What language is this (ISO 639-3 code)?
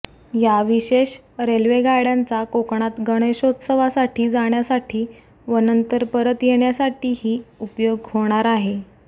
mar